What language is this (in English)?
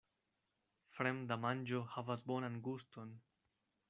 Esperanto